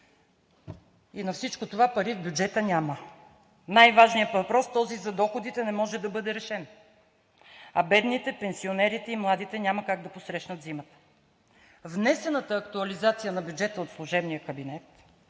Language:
Bulgarian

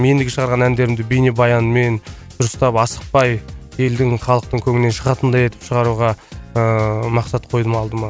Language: Kazakh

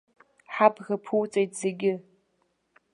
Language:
Abkhazian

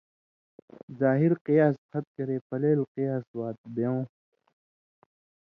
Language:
Indus Kohistani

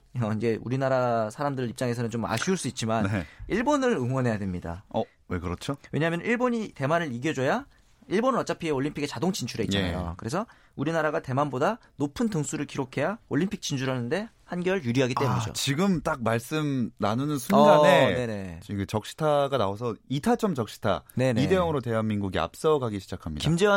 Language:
Korean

